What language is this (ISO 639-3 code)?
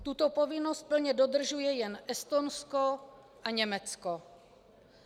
ces